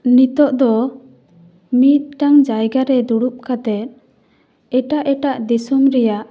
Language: Santali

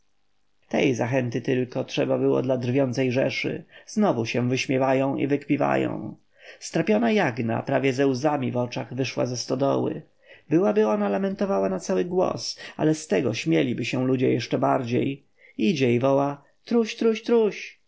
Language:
Polish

